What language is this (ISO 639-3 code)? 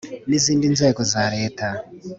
kin